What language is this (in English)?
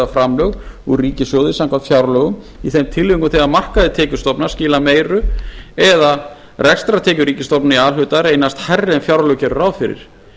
Icelandic